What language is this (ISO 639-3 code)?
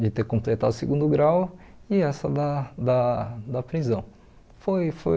por